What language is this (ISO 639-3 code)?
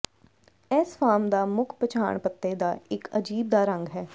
pan